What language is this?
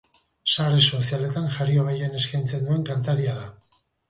Basque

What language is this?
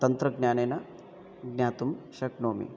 Sanskrit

